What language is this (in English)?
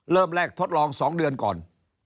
Thai